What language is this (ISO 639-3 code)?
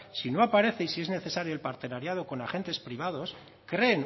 spa